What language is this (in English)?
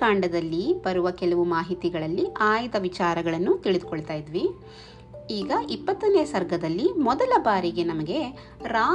Kannada